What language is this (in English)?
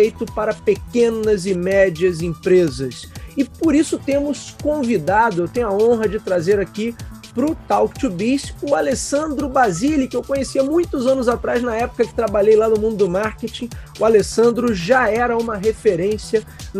Portuguese